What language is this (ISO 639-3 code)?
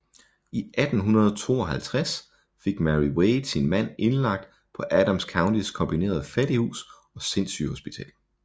dan